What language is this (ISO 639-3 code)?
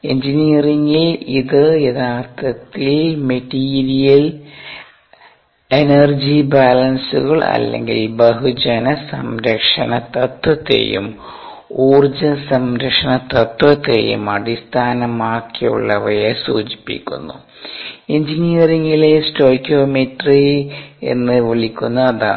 mal